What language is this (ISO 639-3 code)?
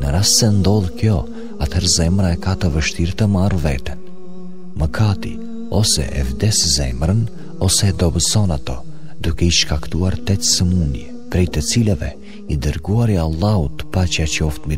ron